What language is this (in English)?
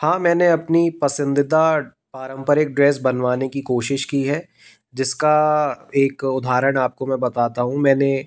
Hindi